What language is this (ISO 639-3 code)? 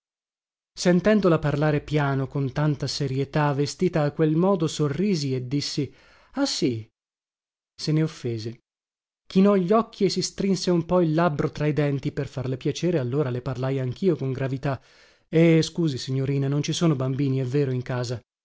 ita